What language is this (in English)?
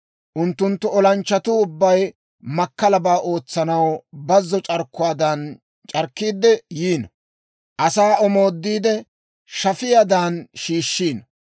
Dawro